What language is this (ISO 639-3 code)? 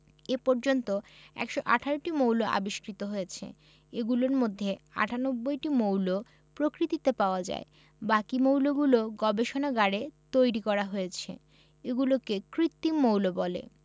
ben